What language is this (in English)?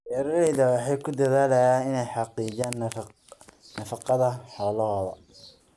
Somali